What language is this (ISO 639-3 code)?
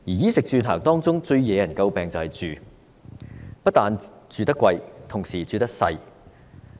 yue